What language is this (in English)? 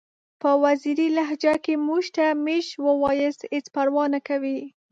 Pashto